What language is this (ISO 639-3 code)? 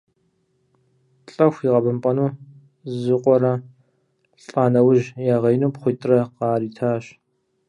kbd